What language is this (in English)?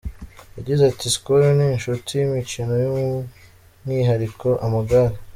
Kinyarwanda